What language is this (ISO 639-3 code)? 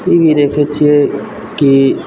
mai